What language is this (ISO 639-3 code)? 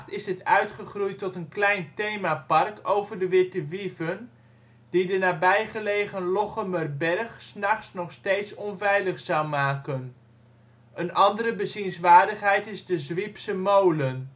nld